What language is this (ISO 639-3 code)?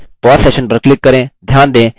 hin